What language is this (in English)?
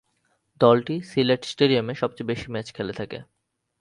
Bangla